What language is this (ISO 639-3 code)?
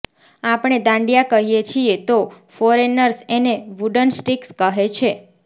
guj